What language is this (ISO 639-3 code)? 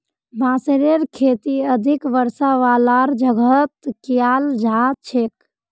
mag